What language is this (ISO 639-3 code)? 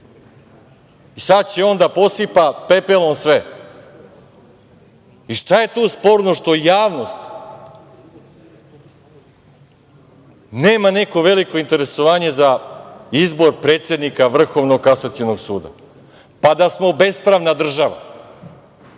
srp